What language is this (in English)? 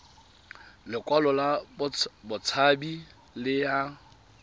Tswana